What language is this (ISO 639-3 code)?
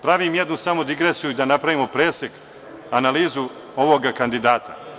srp